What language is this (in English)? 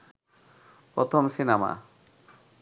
Bangla